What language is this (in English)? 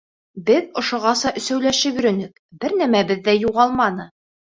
Bashkir